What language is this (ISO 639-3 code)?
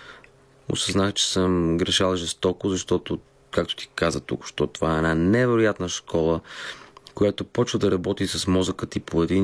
bul